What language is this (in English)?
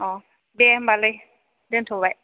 Bodo